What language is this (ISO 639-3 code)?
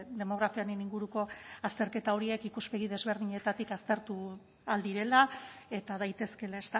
eus